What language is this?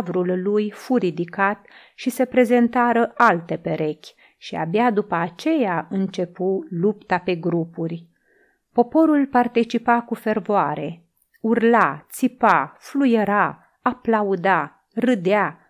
Romanian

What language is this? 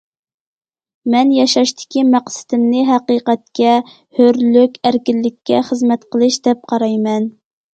Uyghur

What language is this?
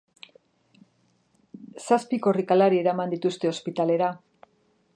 Basque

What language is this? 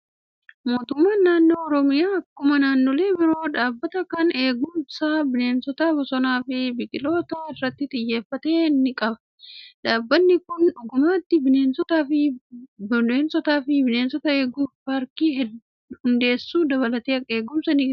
Oromo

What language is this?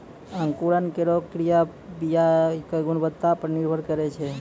Maithili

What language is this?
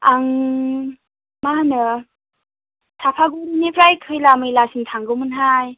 Bodo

